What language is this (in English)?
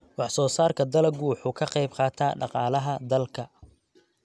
Somali